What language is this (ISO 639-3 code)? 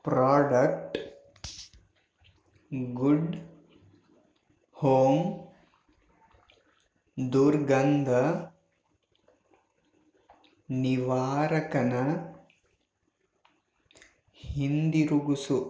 kan